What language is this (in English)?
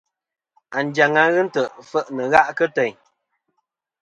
Kom